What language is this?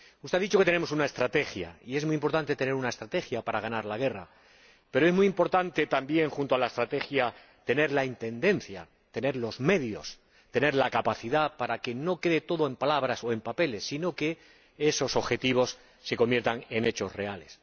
Spanish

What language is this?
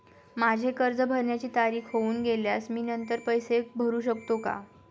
Marathi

